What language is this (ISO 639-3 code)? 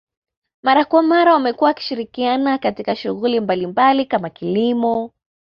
swa